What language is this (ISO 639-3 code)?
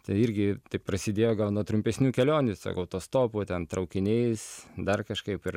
lit